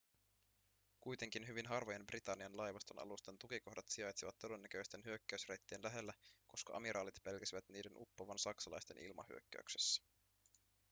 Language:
Finnish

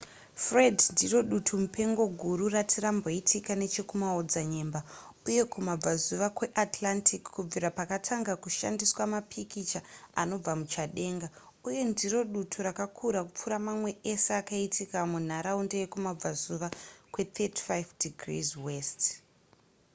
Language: Shona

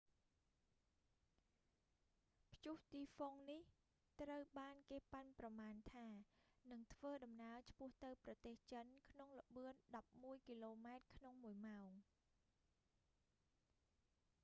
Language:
Khmer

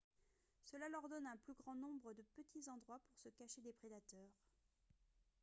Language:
French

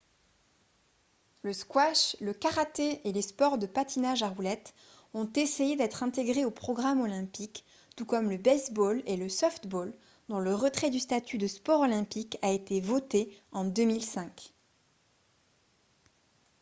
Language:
French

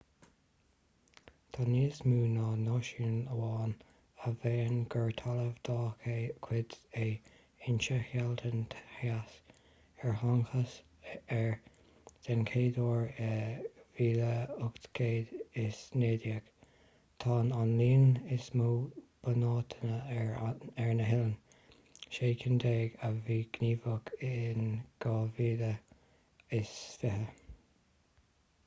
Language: Irish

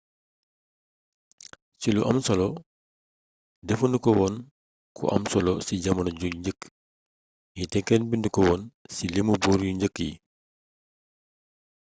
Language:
Wolof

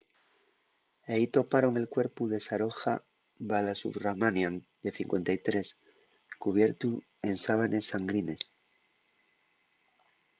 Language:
Asturian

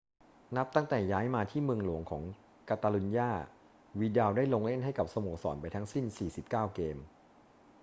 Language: Thai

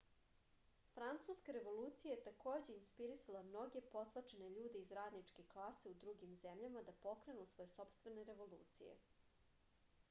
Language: Serbian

